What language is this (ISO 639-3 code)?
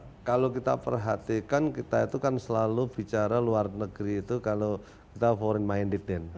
ind